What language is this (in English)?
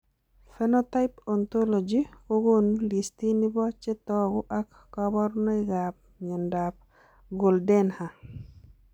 Kalenjin